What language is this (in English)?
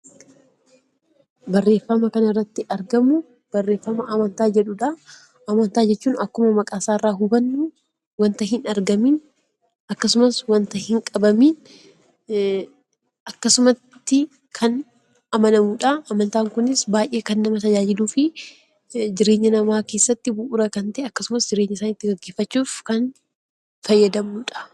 Oromo